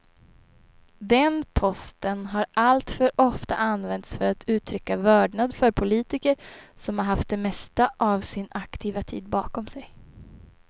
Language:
Swedish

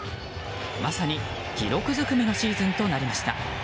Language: Japanese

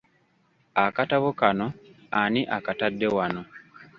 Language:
Ganda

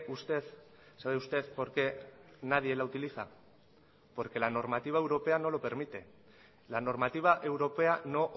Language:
Spanish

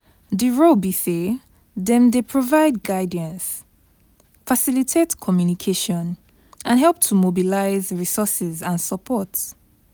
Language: Nigerian Pidgin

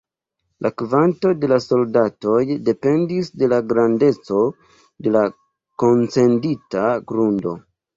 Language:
Esperanto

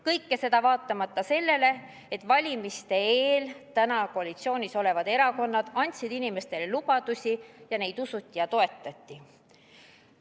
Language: Estonian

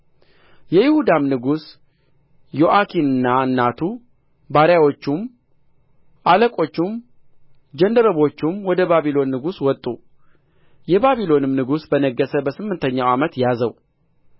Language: Amharic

